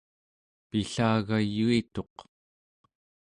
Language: Central Yupik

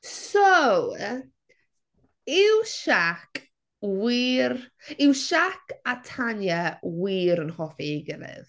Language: Welsh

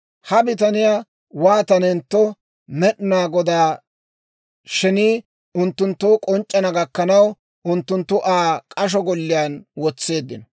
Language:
Dawro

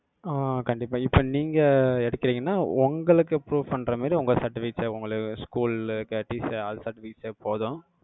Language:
Tamil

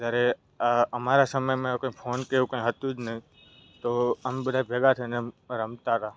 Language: Gujarati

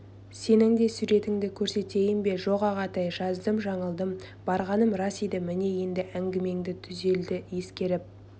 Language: Kazakh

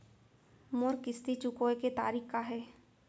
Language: Chhattisgarhi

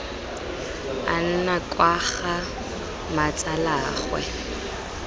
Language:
Tswana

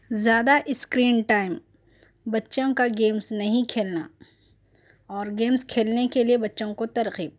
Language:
Urdu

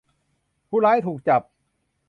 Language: Thai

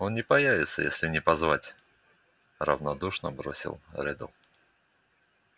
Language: Russian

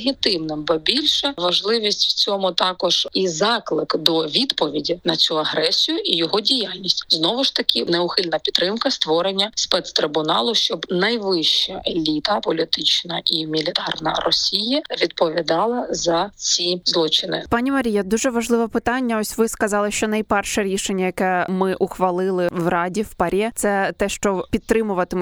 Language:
Ukrainian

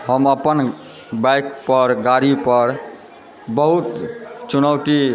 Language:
Maithili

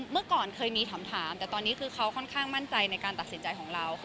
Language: Thai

